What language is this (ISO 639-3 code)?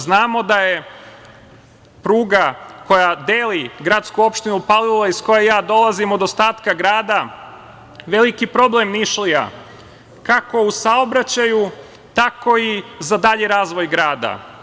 srp